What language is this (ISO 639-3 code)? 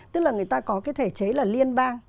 vie